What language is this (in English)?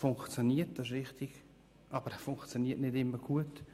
Swiss German